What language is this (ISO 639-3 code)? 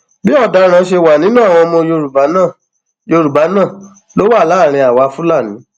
yor